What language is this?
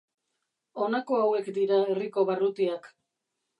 Basque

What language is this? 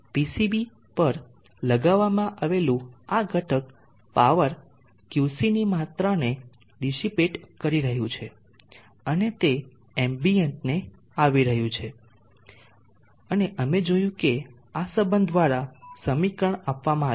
Gujarati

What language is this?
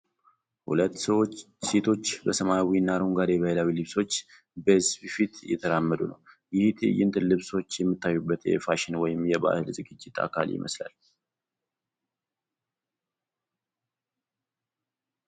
Amharic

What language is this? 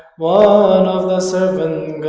English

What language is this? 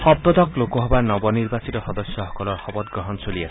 Assamese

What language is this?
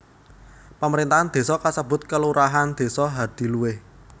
Javanese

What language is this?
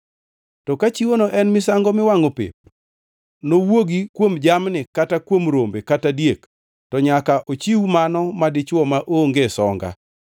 Luo (Kenya and Tanzania)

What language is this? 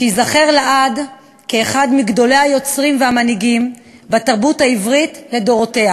Hebrew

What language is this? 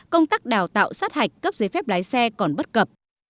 Vietnamese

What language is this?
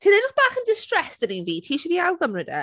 Welsh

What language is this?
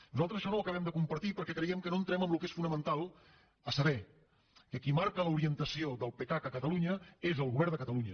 Catalan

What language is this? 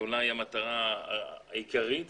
Hebrew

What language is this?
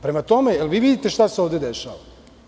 Serbian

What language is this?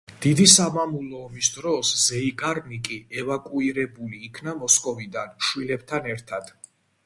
Georgian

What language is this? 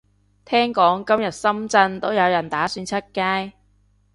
Cantonese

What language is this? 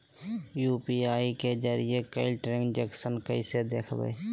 Magahi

